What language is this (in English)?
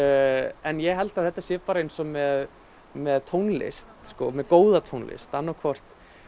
Icelandic